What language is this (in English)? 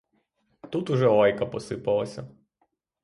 Ukrainian